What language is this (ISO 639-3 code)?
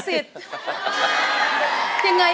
tha